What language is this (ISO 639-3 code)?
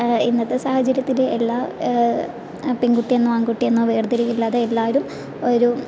mal